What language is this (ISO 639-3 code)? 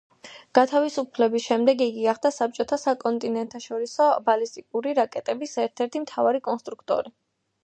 kat